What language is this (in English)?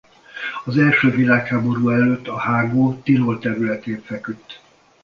Hungarian